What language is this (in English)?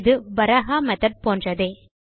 Tamil